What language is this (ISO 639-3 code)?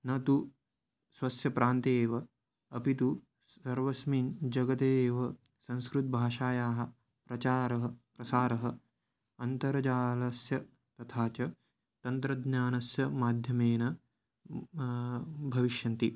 san